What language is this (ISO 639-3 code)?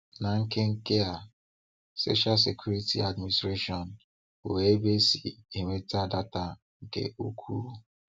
ibo